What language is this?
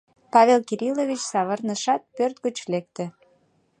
Mari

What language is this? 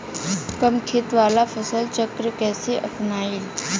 Bhojpuri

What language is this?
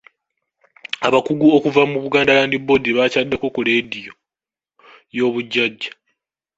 Ganda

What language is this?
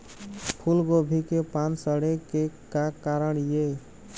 Chhattisgarhi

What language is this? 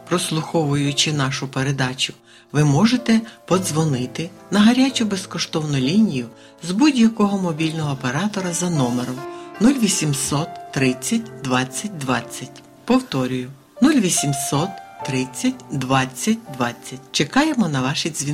Ukrainian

